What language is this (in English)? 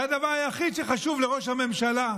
Hebrew